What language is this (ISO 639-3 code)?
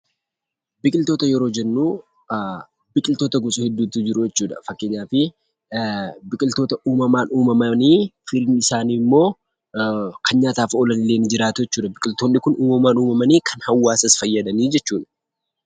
orm